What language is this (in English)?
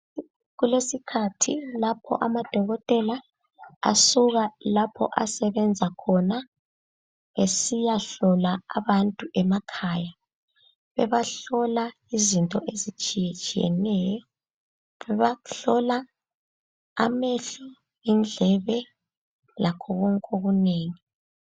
North Ndebele